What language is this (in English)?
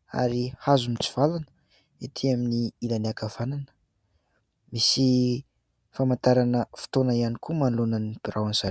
Malagasy